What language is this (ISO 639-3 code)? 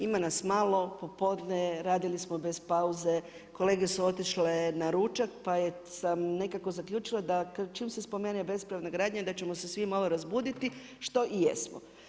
hrv